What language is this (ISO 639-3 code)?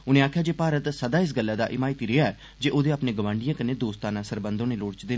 doi